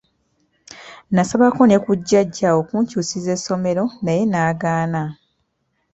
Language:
Ganda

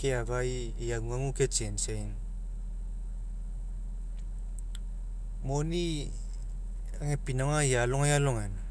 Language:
Mekeo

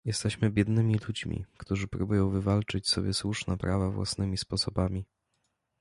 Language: Polish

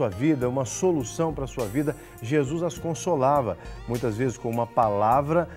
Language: Portuguese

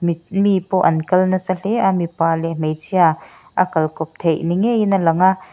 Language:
Mizo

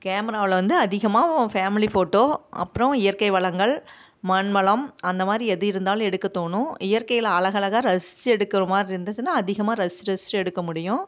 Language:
Tamil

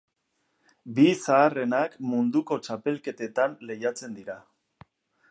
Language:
Basque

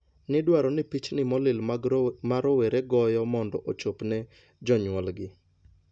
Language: Luo (Kenya and Tanzania)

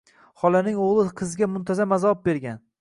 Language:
Uzbek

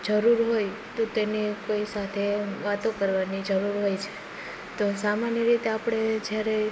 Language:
Gujarati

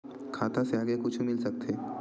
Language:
Chhattisgarhi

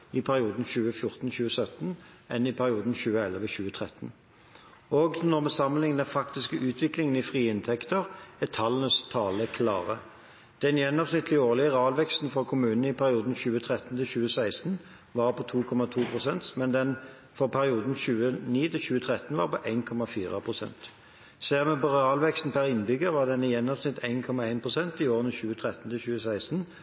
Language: Norwegian Bokmål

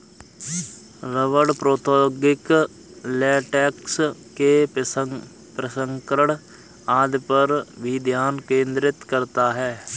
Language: Hindi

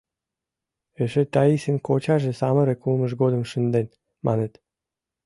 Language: Mari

